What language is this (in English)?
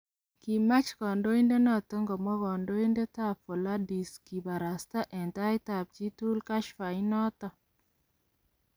Kalenjin